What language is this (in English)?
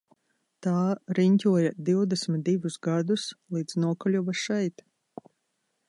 Latvian